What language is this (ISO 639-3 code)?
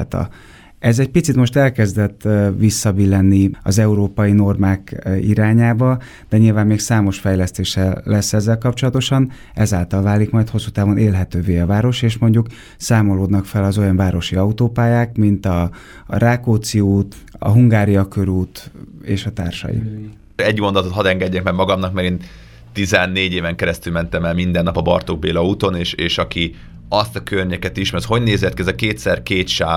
hun